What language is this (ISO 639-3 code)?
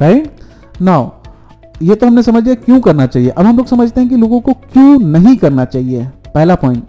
hin